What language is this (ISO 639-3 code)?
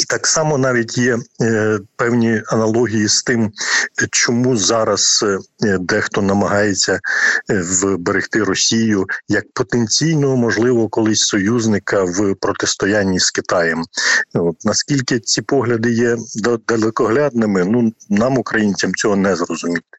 ukr